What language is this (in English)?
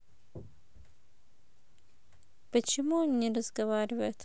Russian